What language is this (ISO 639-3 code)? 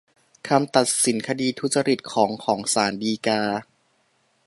tha